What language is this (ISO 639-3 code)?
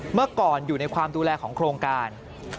tha